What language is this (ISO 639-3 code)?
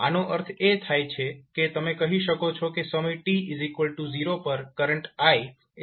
guj